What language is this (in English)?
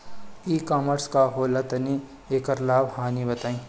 Bhojpuri